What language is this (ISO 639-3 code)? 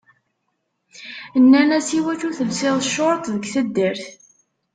kab